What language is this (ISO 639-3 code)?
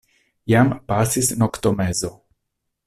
epo